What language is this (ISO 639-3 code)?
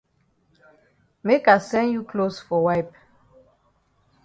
wes